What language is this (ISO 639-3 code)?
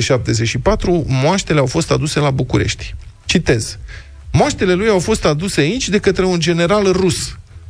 ron